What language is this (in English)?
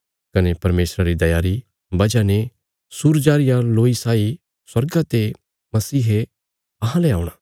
Bilaspuri